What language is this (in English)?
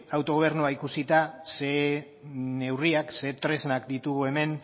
Basque